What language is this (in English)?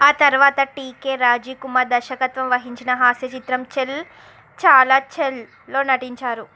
Telugu